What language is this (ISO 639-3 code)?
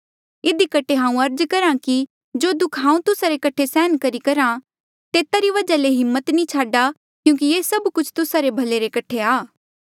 mjl